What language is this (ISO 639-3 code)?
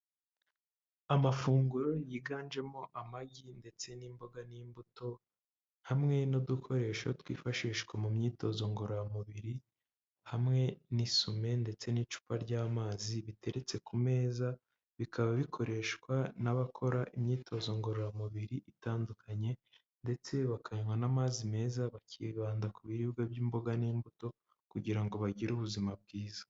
kin